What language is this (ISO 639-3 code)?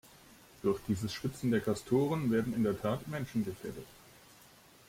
deu